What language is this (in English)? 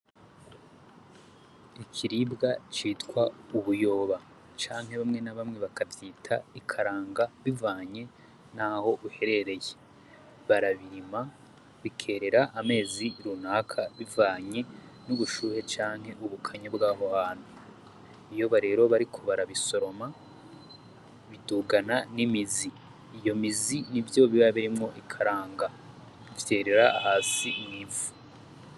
Rundi